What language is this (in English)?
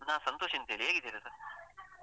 Kannada